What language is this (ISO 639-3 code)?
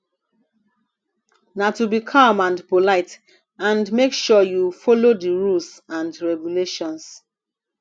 pcm